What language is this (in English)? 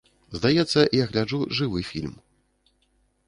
Belarusian